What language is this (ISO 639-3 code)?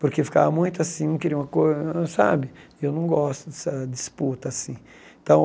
por